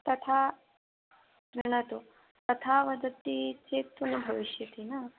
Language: Sanskrit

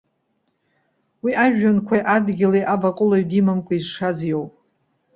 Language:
Abkhazian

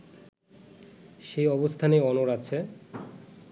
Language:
Bangla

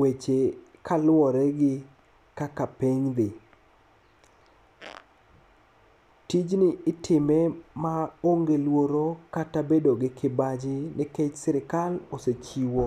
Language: Luo (Kenya and Tanzania)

